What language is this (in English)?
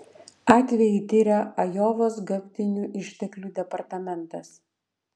Lithuanian